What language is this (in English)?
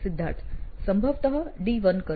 Gujarati